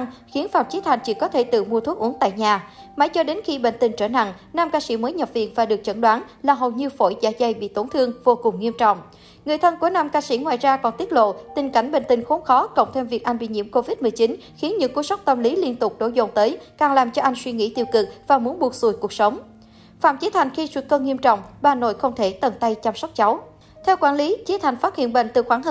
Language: Vietnamese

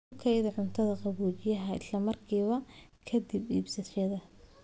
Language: Somali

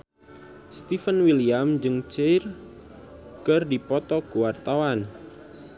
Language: Sundanese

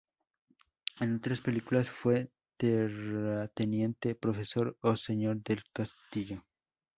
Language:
Spanish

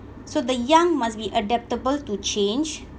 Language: English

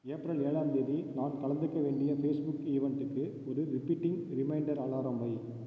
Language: Tamil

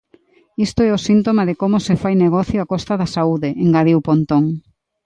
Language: Galician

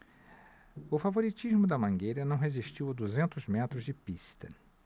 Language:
Portuguese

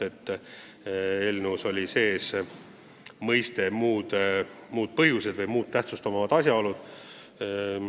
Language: Estonian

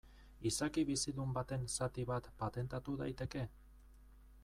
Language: Basque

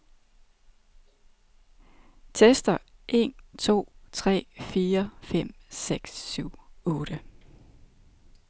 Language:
Danish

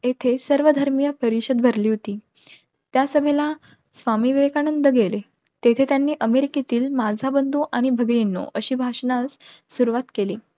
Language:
Marathi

